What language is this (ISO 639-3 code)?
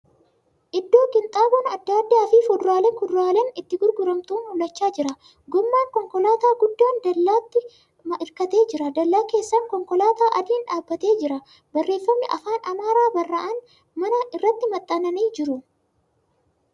orm